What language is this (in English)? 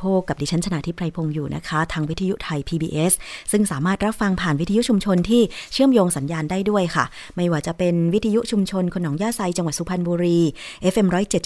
Thai